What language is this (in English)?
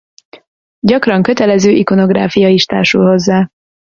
Hungarian